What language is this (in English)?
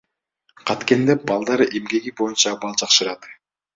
Kyrgyz